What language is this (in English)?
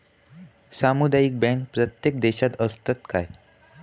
Marathi